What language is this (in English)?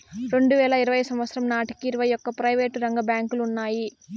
Telugu